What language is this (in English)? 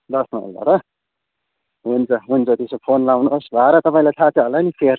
Nepali